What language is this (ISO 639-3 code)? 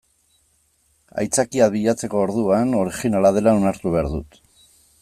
eus